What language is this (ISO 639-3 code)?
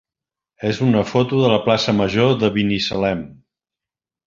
cat